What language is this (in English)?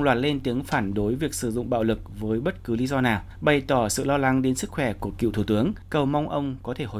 Vietnamese